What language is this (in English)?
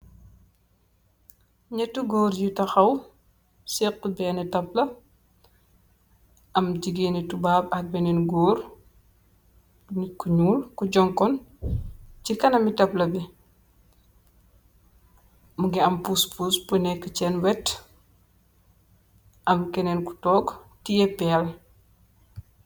Wolof